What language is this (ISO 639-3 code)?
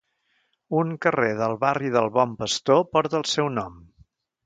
cat